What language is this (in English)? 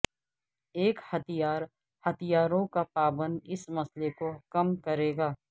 Urdu